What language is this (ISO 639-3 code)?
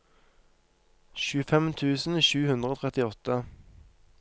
nor